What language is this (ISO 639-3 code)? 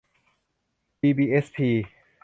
tha